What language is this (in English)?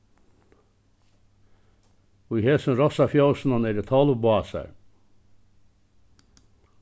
Faroese